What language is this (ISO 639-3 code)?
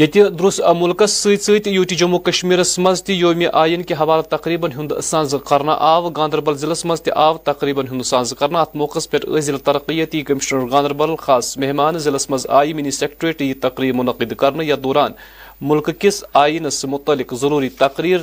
urd